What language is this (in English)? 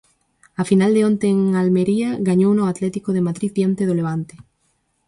Galician